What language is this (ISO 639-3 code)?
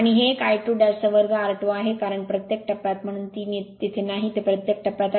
mar